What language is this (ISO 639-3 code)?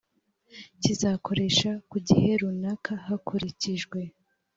kin